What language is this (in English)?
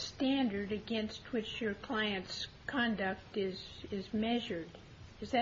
English